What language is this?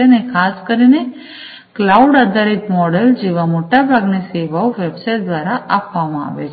Gujarati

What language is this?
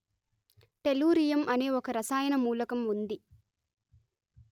Telugu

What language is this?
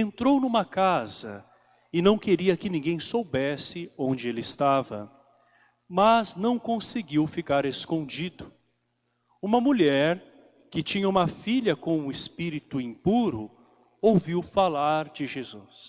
Portuguese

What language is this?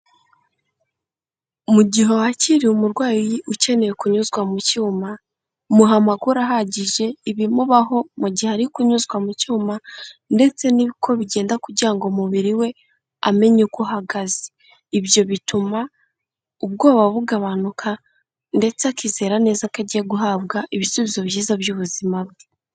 Kinyarwanda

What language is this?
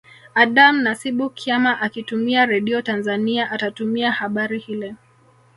Swahili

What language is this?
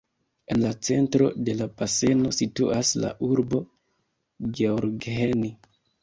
Esperanto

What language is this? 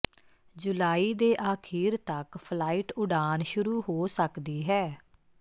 Punjabi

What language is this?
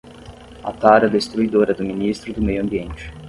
Portuguese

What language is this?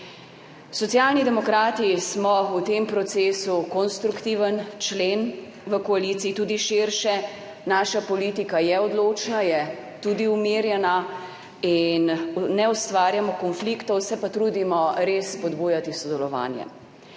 Slovenian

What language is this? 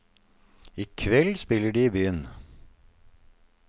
Norwegian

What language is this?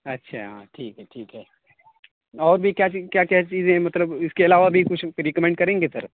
Urdu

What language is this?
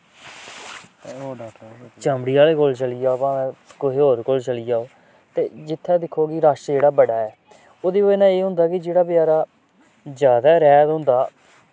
Dogri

